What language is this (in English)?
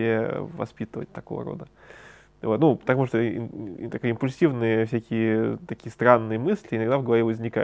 Russian